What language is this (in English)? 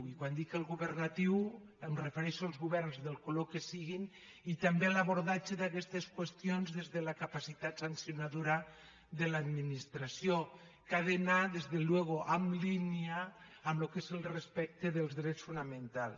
Catalan